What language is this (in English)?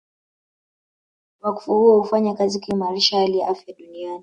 Swahili